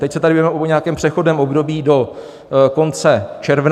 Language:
Czech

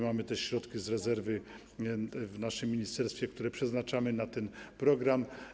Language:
Polish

